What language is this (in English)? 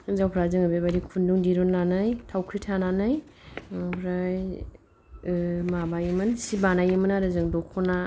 Bodo